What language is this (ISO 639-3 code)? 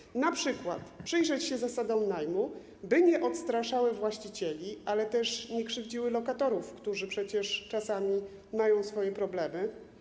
pol